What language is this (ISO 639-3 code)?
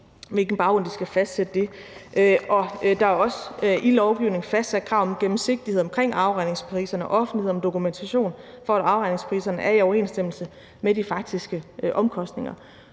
dan